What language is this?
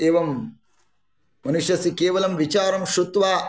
Sanskrit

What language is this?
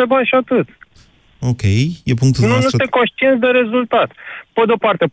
Romanian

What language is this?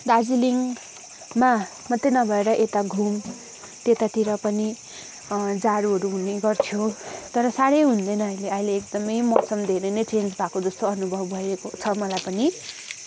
Nepali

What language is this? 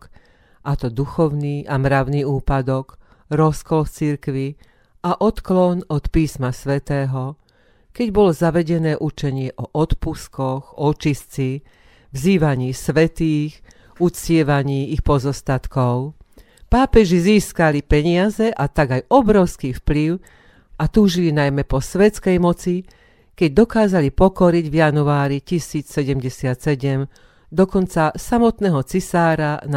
Slovak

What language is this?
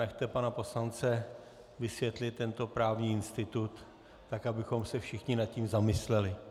Czech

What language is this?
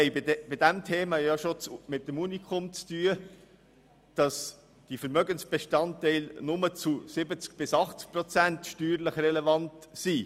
Swiss German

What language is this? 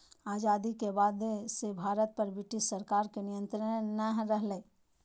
Magahi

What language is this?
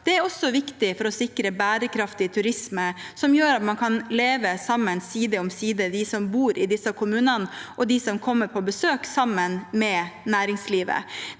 Norwegian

